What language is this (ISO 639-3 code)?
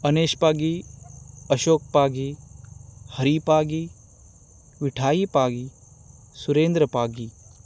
kok